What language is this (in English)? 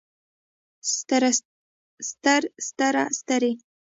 Pashto